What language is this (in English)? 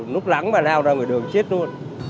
Vietnamese